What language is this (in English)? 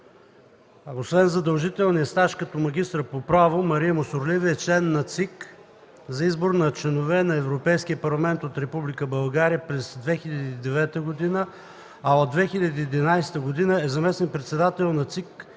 Bulgarian